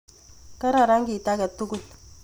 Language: Kalenjin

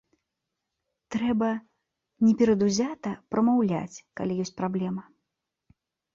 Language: Belarusian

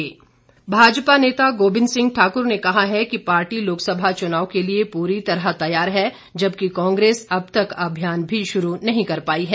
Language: Hindi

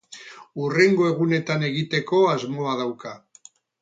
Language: Basque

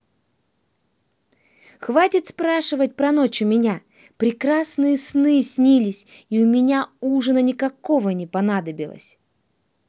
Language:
Russian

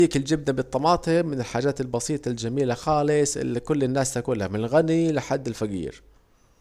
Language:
Saidi Arabic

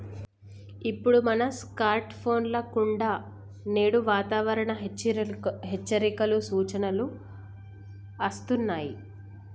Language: Telugu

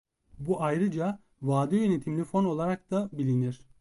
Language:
Turkish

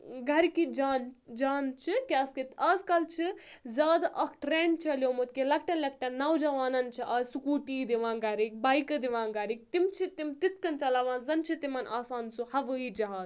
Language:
Kashmiri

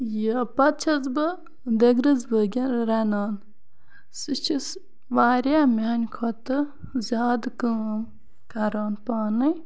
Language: Kashmiri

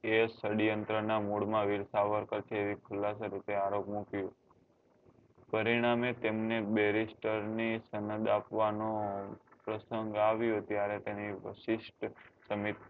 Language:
Gujarati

